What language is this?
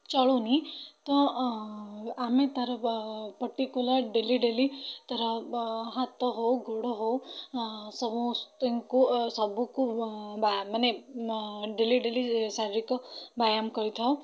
Odia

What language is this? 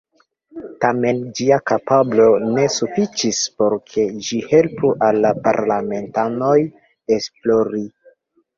Esperanto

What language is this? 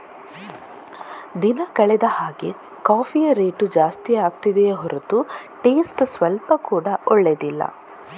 Kannada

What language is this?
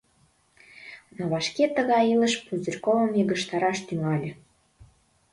Mari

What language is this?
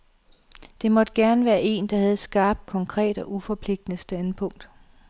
Danish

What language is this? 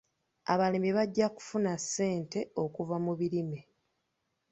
Ganda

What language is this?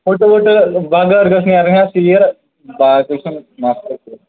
Kashmiri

